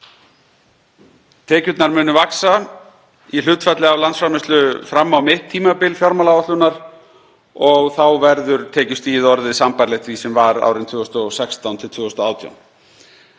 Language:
Icelandic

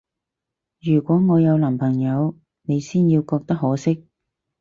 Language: Cantonese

